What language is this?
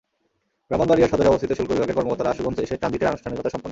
Bangla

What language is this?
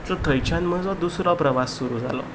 Konkani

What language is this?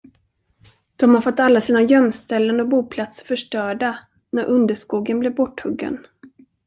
Swedish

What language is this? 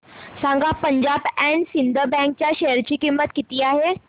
Marathi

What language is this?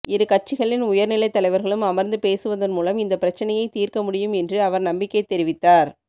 Tamil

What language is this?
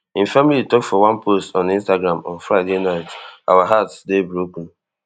Nigerian Pidgin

